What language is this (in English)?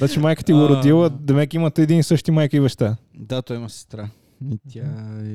Bulgarian